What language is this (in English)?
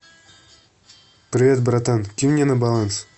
Russian